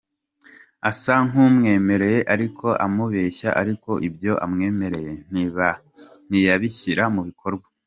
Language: Kinyarwanda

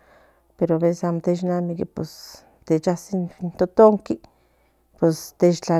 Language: Central Nahuatl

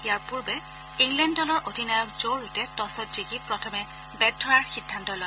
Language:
Assamese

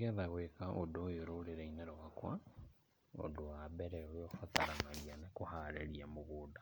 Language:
Kikuyu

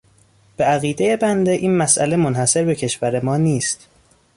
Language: Persian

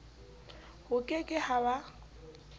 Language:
Southern Sotho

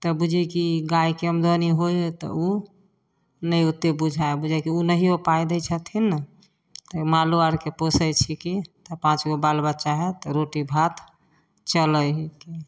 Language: Maithili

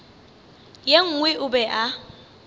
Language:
Northern Sotho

